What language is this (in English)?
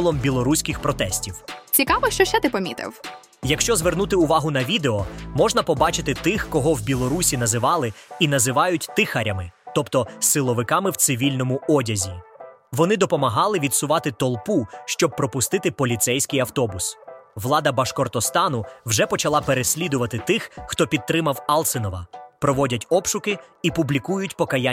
Ukrainian